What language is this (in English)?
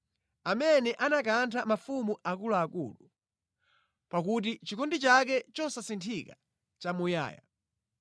Nyanja